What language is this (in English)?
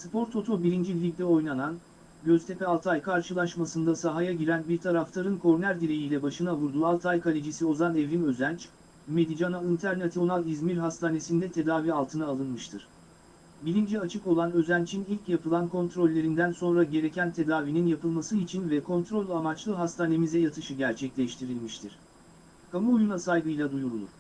Turkish